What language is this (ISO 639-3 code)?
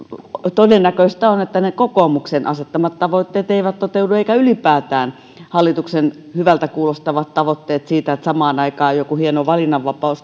fin